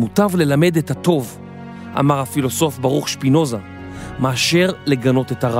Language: Hebrew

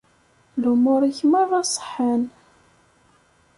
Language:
Kabyle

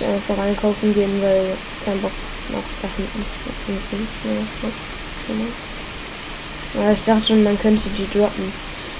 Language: German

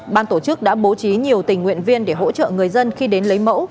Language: Vietnamese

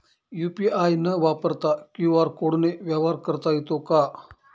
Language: Marathi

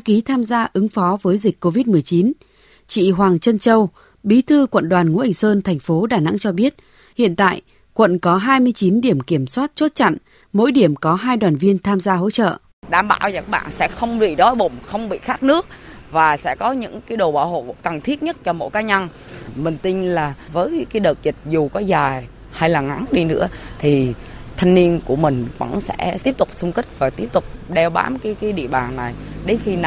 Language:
Vietnamese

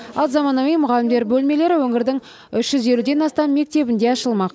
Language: Kazakh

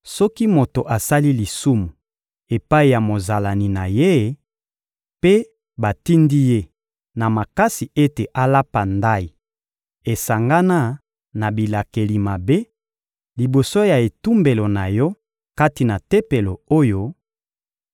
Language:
Lingala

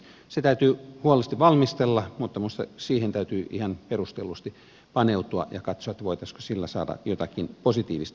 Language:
Finnish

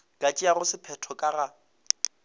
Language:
Northern Sotho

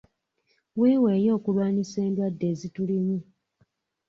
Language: Ganda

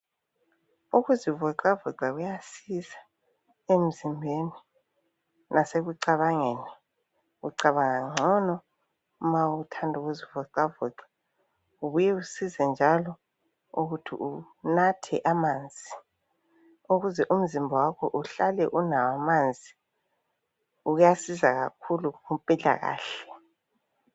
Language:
North Ndebele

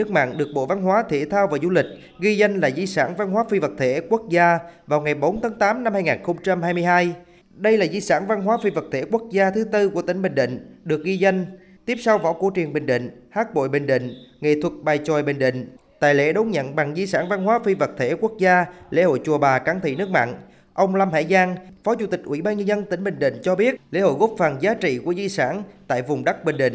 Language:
Vietnamese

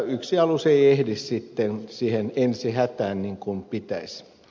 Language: Finnish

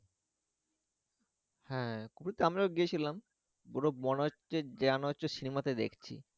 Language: Bangla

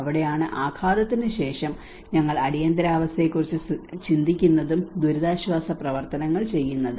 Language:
Malayalam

